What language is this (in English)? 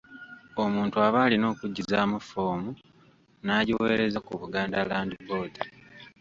Ganda